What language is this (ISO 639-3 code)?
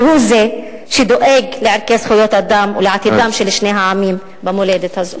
heb